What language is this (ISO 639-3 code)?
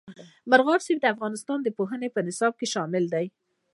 pus